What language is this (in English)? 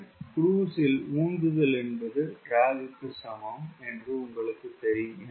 Tamil